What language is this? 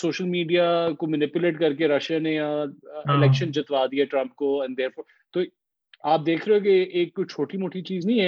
Urdu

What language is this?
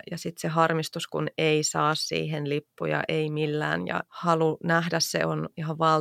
Finnish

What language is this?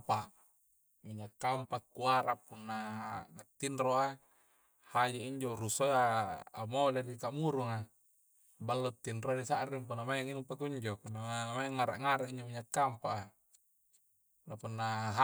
Coastal Konjo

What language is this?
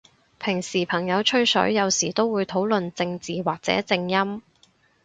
Cantonese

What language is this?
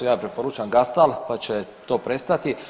Croatian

